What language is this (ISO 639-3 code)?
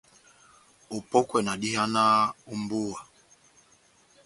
bnm